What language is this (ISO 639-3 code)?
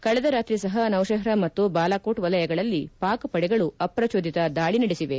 kan